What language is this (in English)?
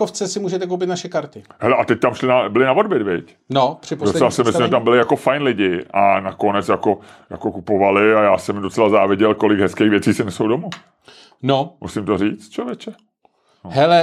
Czech